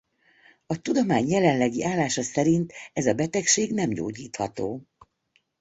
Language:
Hungarian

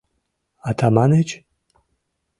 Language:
Mari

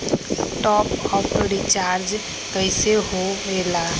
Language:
Magahi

